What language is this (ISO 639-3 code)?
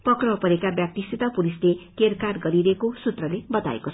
nep